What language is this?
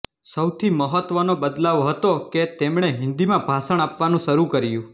Gujarati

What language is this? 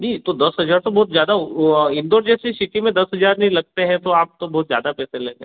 Hindi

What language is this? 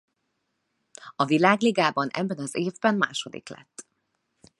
Hungarian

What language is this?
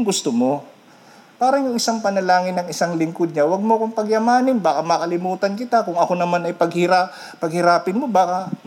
Filipino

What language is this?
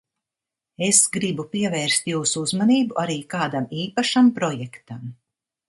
Latvian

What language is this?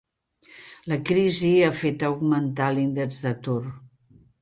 Catalan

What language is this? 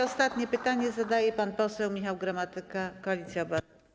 Polish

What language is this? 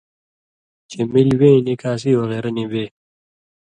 Indus Kohistani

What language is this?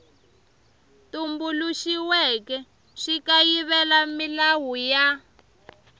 Tsonga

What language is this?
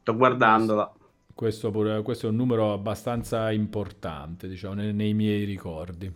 Italian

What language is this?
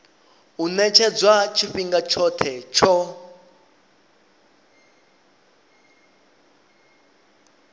Venda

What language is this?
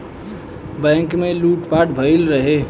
Bhojpuri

